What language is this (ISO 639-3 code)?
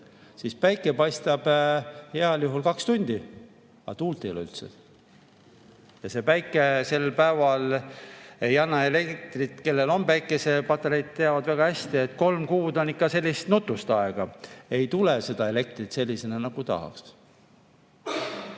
est